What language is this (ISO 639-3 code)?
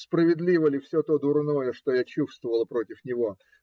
rus